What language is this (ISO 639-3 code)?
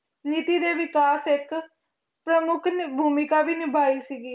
pan